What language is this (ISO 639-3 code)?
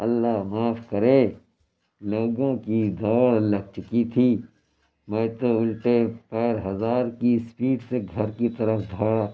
urd